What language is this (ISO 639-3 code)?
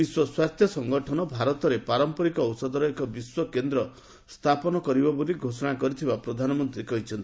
ori